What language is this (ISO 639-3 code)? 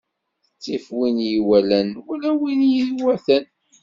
kab